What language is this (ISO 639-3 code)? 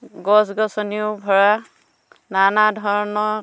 asm